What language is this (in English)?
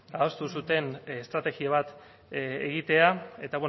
Basque